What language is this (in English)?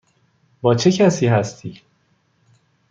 Persian